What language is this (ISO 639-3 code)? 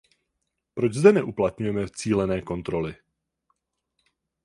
ces